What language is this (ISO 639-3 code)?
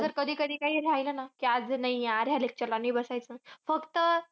mar